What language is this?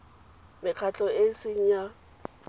Tswana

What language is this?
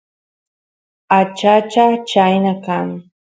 Santiago del Estero Quichua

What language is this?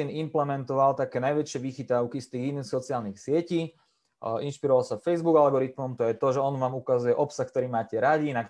Slovak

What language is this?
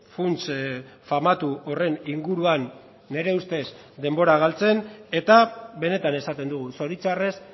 Basque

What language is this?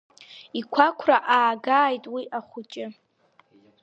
Abkhazian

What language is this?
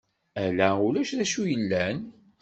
Kabyle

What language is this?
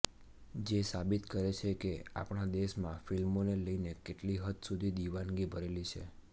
Gujarati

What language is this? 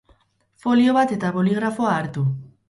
Basque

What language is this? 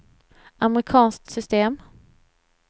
Swedish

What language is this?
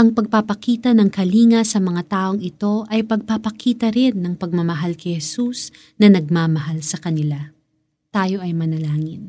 Filipino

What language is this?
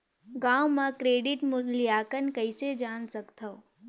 Chhattisgarhi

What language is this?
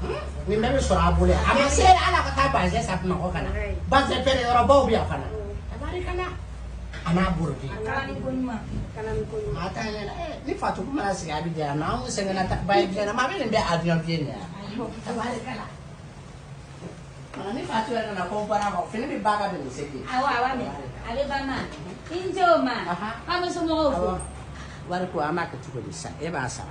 Indonesian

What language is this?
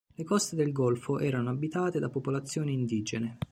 Italian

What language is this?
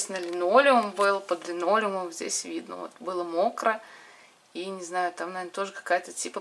Russian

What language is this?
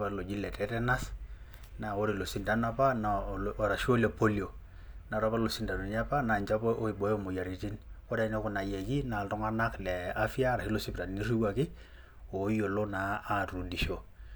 Masai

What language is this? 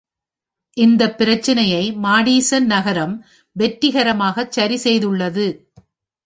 Tamil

